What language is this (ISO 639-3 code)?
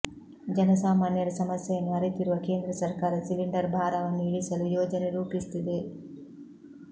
kan